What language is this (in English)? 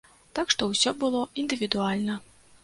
Belarusian